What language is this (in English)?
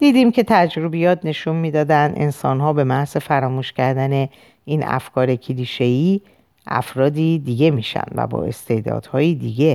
Persian